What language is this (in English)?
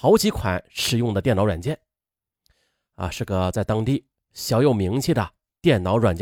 Chinese